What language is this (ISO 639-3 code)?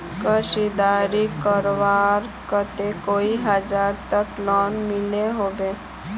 mag